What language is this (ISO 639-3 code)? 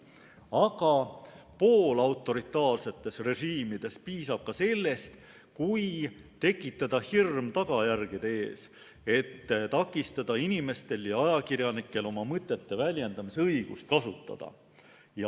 est